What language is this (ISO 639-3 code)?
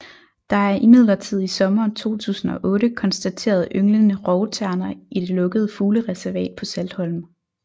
dan